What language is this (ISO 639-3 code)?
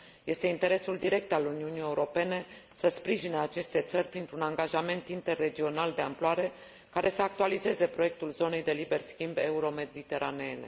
ron